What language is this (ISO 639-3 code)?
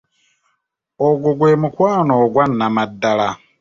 lug